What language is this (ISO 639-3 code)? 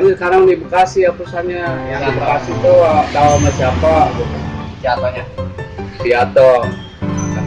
ind